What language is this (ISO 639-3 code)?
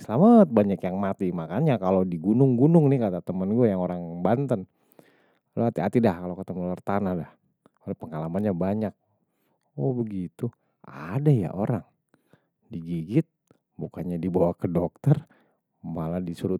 bew